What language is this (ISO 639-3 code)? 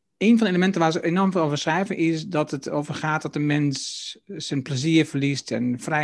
nld